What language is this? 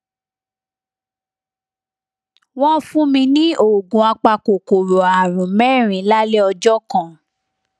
Yoruba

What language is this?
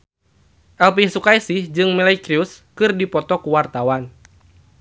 Sundanese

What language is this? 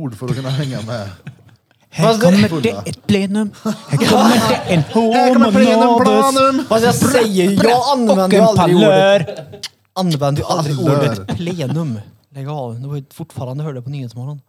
Swedish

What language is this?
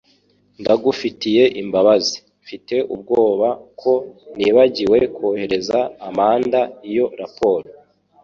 Kinyarwanda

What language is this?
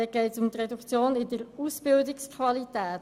Swiss German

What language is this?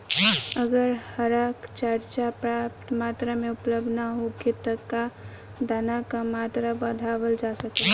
Bhojpuri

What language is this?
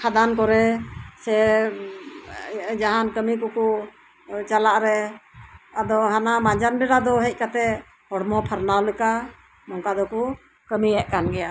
Santali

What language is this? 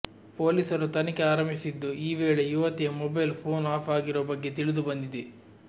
Kannada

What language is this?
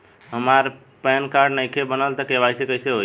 Bhojpuri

